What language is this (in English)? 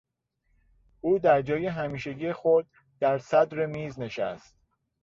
Persian